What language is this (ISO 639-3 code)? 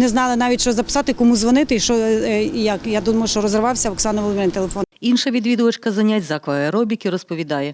ukr